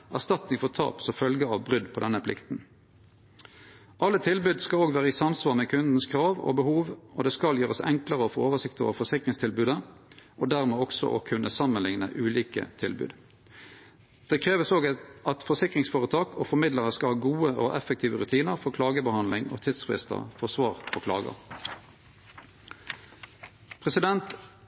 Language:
Norwegian Nynorsk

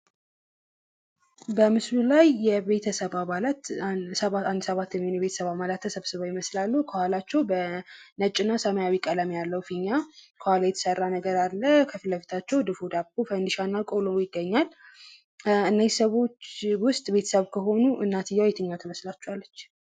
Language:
Amharic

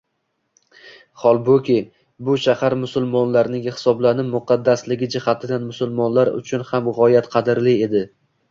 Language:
Uzbek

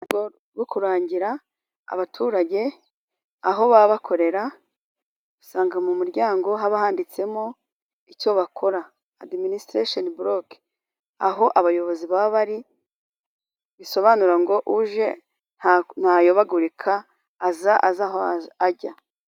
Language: Kinyarwanda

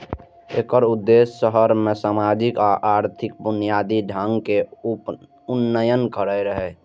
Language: Maithili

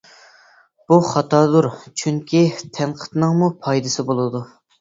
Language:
Uyghur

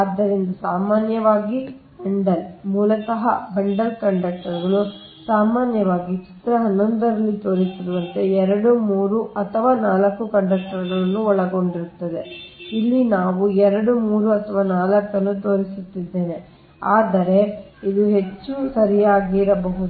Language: Kannada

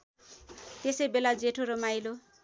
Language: Nepali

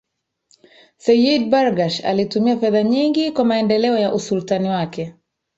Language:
Swahili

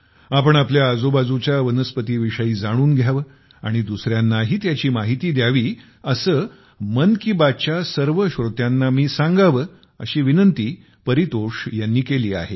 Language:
Marathi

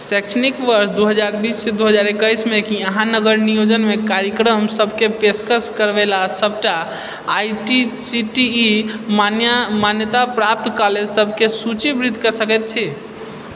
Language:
Maithili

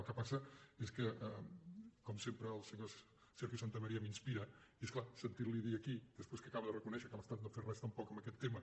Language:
Catalan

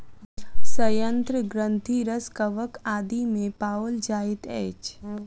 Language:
Maithili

